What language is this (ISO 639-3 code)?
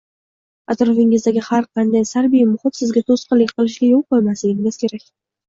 uzb